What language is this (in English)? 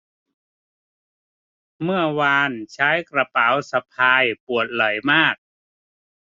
Thai